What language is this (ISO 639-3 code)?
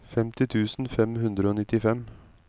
nor